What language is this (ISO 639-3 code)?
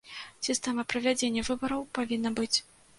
bel